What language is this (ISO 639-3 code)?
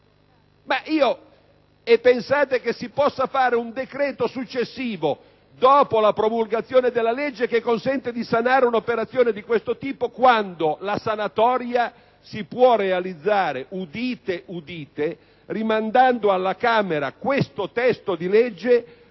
ita